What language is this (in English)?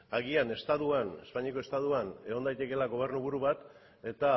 Basque